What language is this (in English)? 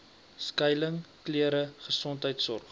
Afrikaans